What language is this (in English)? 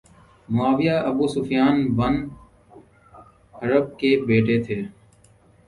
Urdu